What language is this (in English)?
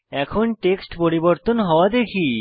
Bangla